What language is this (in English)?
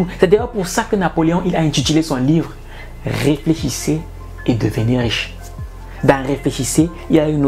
French